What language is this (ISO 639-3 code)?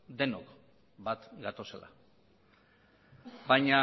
eus